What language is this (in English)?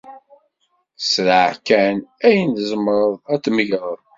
Kabyle